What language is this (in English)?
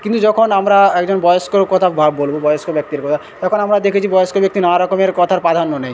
Bangla